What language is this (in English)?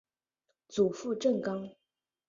Chinese